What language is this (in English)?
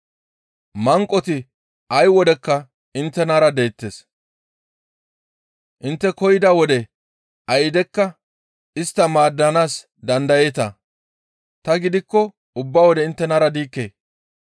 Gamo